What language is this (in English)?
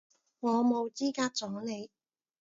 Cantonese